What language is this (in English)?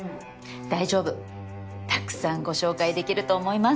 Japanese